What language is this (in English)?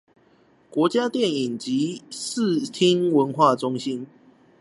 Chinese